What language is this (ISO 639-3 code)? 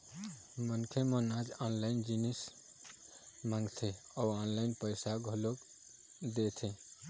hne